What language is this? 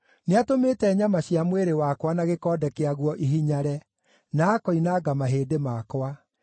Kikuyu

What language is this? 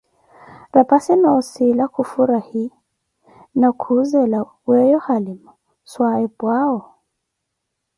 Koti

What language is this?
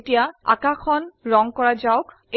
Assamese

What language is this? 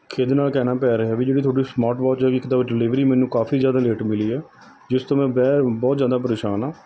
Punjabi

